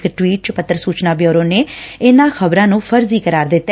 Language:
Punjabi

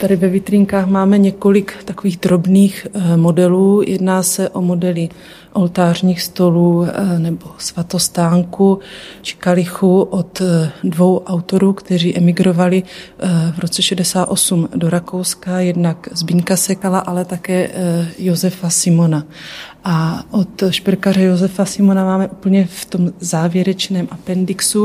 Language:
Czech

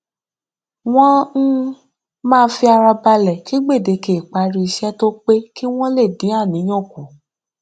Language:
Yoruba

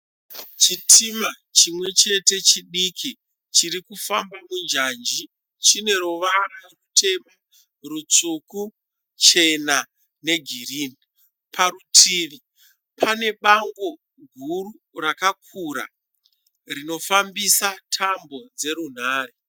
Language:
Shona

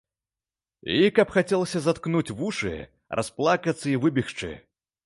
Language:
Belarusian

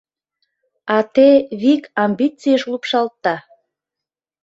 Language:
Mari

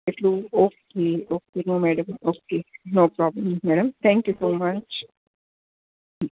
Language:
Gujarati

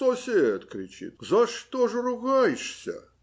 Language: Russian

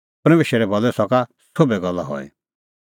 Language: Kullu Pahari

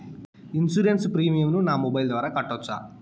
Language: Telugu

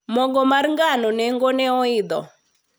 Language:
Luo (Kenya and Tanzania)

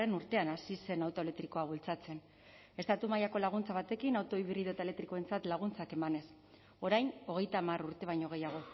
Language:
Basque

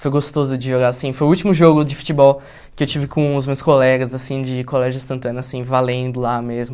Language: Portuguese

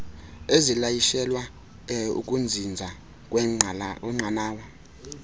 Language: Xhosa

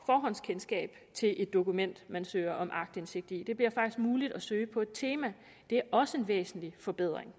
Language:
Danish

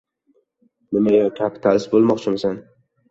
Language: Uzbek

